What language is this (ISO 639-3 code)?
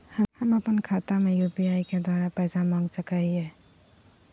mag